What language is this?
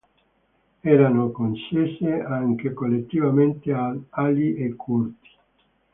Italian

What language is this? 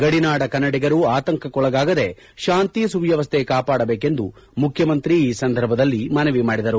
Kannada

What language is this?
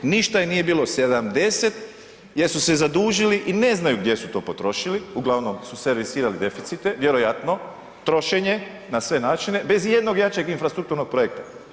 Croatian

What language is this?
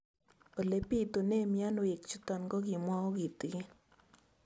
Kalenjin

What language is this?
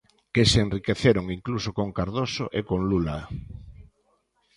Galician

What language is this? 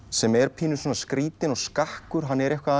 Icelandic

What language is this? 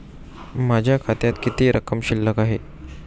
Marathi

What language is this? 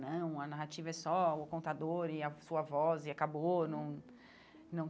Portuguese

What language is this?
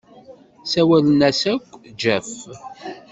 Kabyle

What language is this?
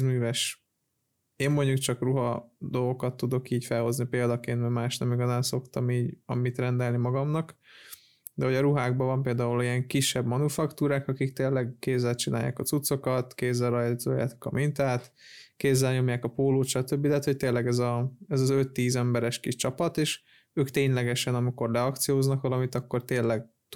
Hungarian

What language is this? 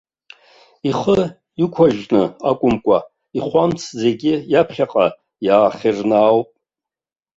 Abkhazian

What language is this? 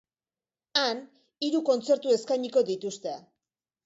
Basque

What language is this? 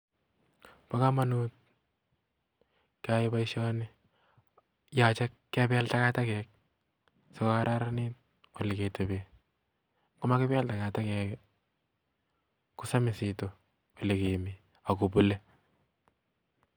Kalenjin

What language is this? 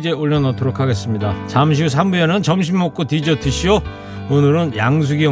Korean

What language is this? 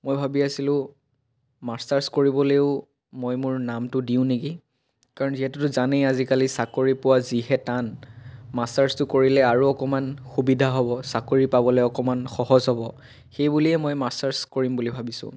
Assamese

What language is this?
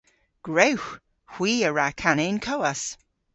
Cornish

